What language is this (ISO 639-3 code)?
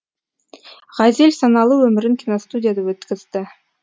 kaz